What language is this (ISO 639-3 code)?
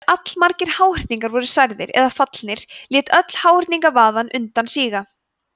isl